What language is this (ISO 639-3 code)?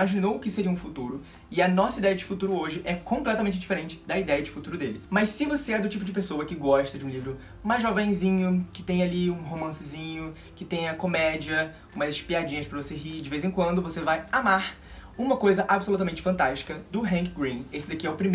por